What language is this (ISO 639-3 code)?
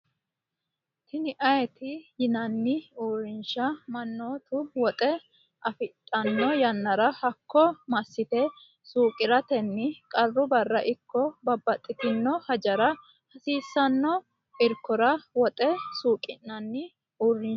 sid